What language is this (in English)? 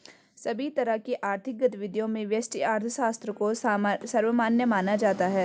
Hindi